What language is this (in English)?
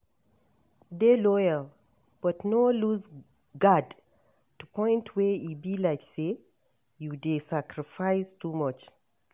Nigerian Pidgin